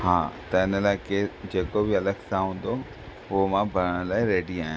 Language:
Sindhi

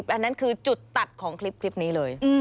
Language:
Thai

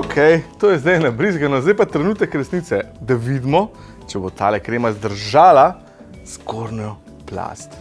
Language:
Slovenian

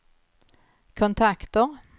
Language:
Swedish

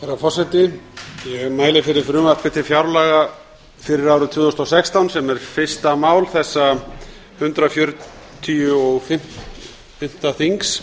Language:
Icelandic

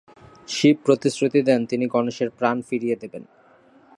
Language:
Bangla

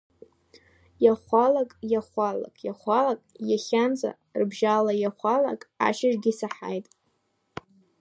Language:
Abkhazian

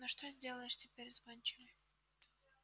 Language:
Russian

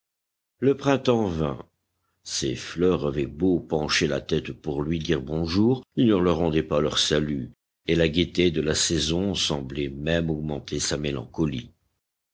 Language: French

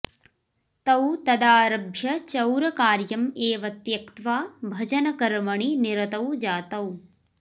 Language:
Sanskrit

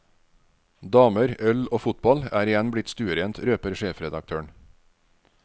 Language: Norwegian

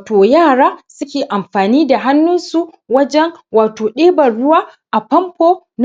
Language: Hausa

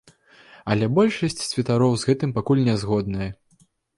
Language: Belarusian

